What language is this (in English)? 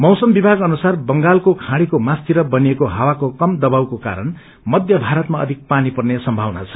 Nepali